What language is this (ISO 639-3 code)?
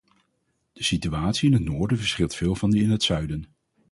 nld